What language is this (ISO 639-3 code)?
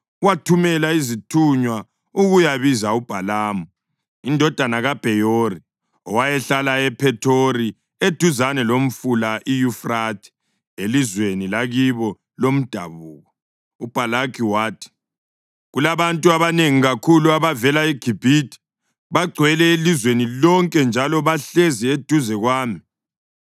nde